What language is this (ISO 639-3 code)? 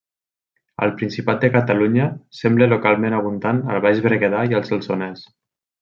cat